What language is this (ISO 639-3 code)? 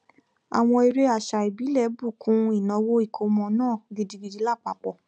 yor